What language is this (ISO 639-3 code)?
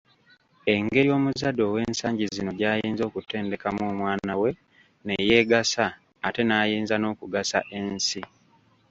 lug